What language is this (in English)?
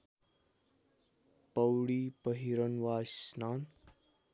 Nepali